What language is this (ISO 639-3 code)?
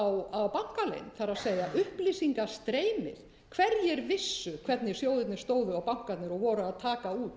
isl